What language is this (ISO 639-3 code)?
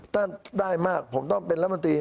tha